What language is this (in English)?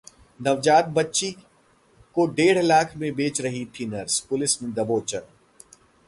Hindi